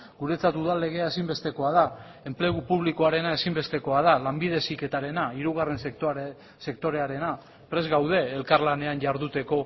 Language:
Basque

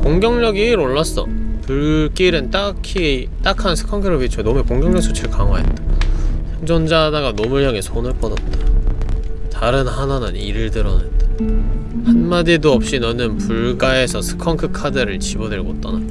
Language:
Korean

